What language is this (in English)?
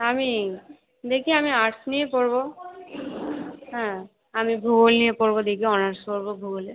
Bangla